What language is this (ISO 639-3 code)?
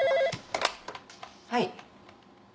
jpn